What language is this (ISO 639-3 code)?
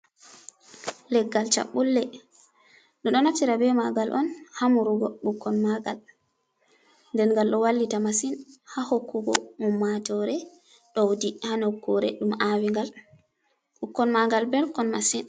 ful